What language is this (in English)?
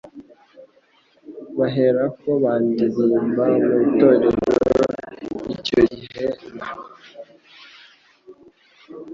Kinyarwanda